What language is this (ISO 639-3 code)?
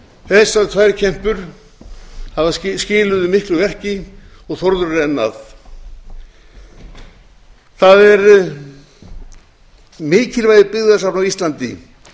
isl